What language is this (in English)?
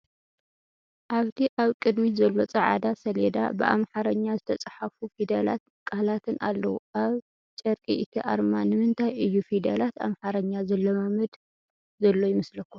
Tigrinya